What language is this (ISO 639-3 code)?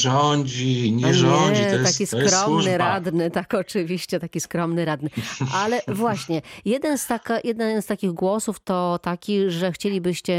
pol